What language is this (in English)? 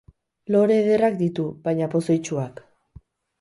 Basque